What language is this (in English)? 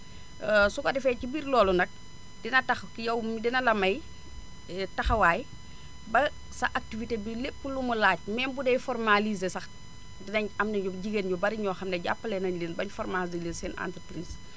Wolof